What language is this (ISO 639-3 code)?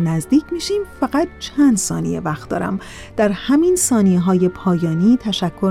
fas